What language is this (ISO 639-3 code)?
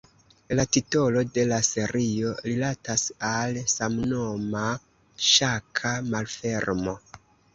epo